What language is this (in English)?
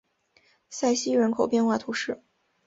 Chinese